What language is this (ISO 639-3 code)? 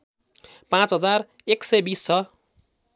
nep